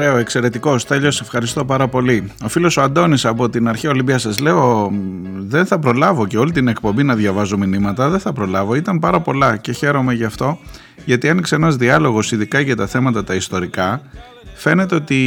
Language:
Greek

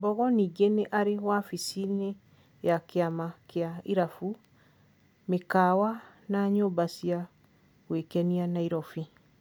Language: Kikuyu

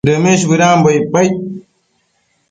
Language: Matsés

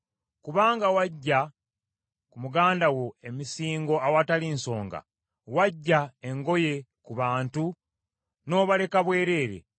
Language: Ganda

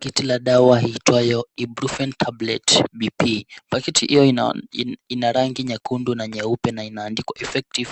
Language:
Swahili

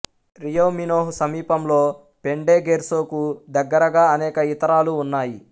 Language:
Telugu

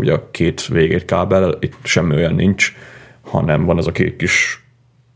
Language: Hungarian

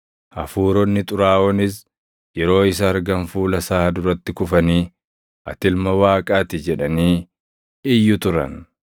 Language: Oromo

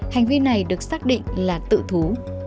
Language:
Vietnamese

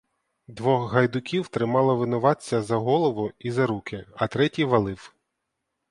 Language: Ukrainian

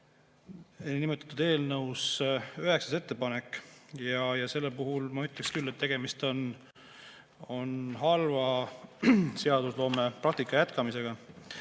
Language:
Estonian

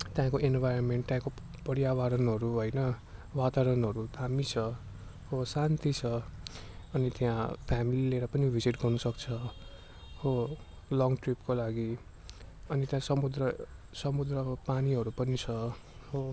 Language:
Nepali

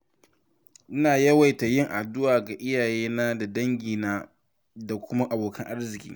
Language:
Hausa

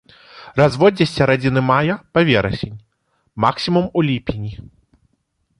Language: Belarusian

